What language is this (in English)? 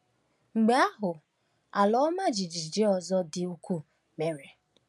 Igbo